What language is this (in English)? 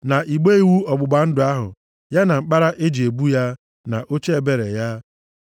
Igbo